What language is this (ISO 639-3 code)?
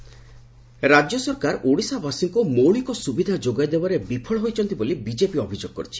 ori